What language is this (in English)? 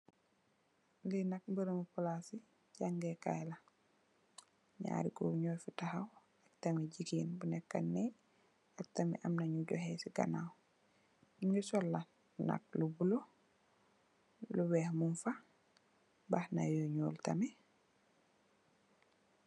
Wolof